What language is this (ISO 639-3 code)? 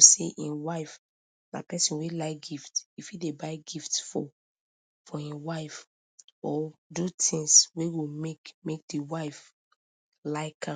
pcm